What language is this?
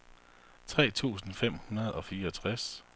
Danish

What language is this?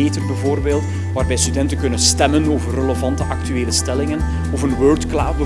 Dutch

